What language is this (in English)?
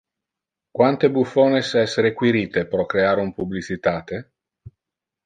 Interlingua